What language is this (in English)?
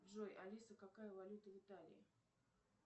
Russian